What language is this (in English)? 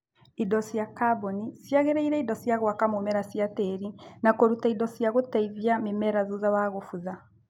Kikuyu